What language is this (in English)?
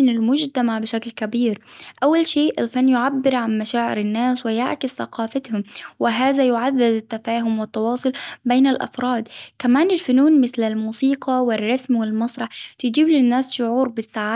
Hijazi Arabic